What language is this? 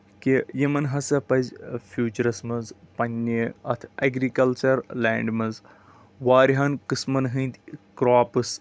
Kashmiri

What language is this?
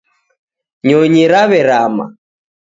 Taita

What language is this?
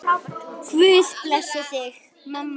Icelandic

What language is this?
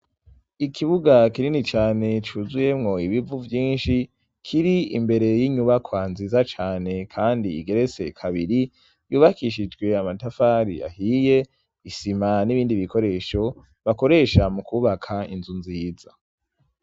Rundi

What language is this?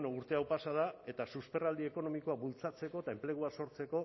Basque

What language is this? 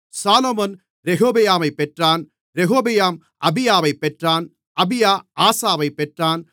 Tamil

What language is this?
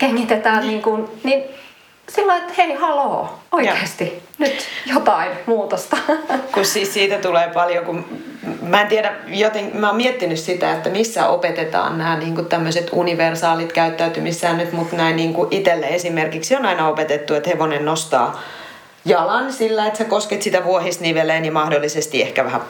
Finnish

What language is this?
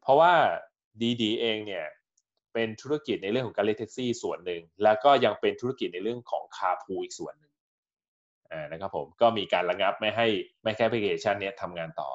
Thai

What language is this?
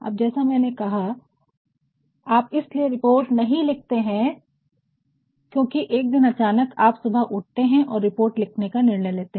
Hindi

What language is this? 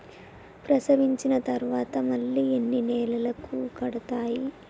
Telugu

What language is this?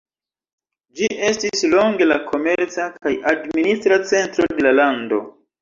Esperanto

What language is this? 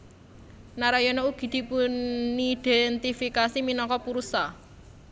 Javanese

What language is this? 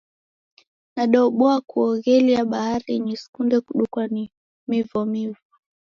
Taita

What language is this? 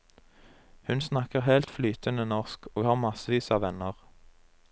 Norwegian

